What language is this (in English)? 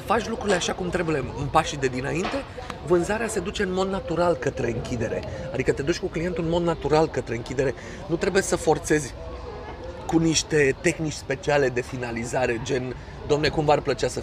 Romanian